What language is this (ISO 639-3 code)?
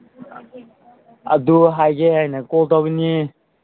mni